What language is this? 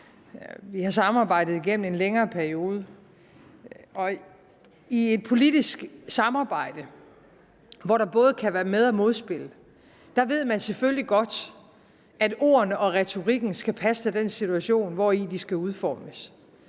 Danish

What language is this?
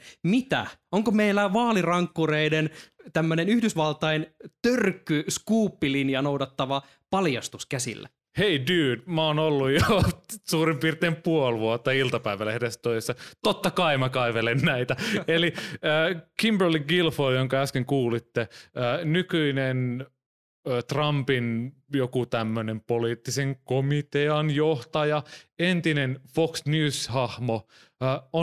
Finnish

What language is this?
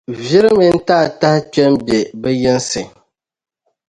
Dagbani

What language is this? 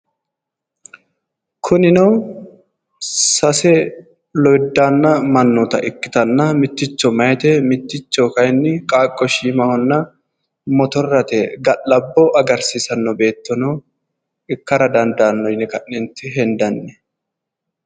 Sidamo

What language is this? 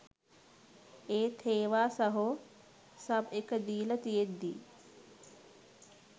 Sinhala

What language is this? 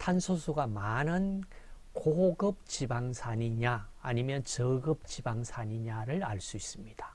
Korean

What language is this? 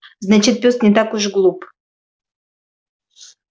Russian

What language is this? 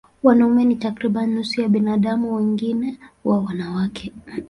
Swahili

